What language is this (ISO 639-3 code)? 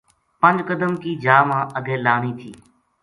gju